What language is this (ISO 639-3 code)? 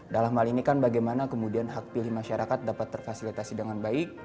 ind